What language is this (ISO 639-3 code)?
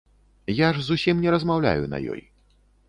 bel